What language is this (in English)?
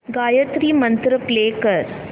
Marathi